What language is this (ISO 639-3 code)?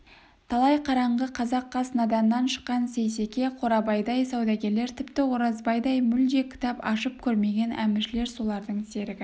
kaz